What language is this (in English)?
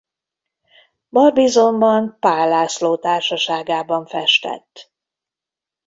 Hungarian